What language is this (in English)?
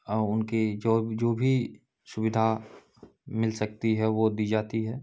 Hindi